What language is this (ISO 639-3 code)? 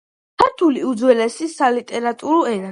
kat